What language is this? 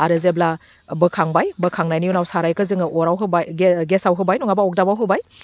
Bodo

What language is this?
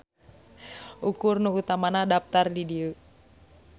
Sundanese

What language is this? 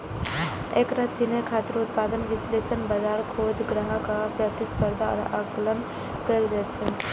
Maithili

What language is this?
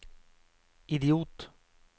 Norwegian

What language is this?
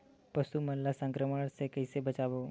Chhattisgarhi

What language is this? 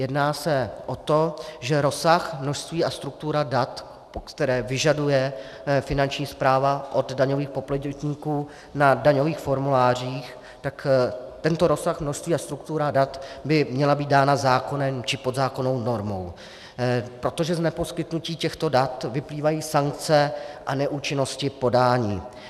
Czech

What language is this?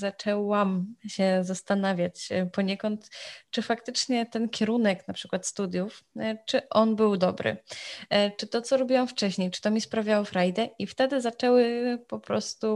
Polish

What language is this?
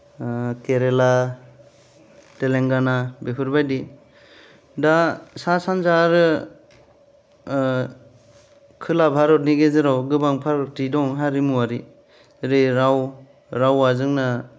Bodo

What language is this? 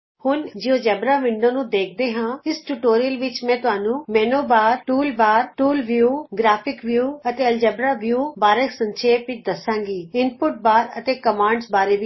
Punjabi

